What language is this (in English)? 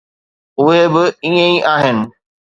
Sindhi